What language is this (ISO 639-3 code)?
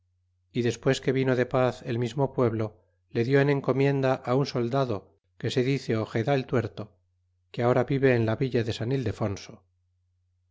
spa